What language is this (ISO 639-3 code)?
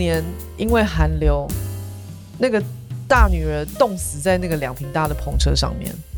zho